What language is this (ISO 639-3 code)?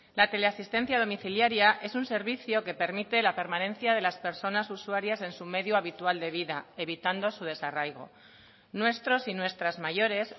spa